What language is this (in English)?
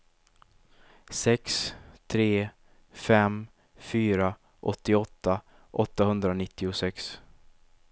Swedish